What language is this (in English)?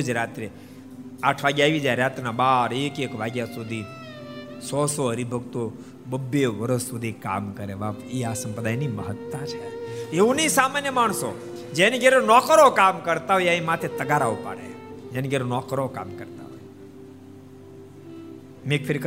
Gujarati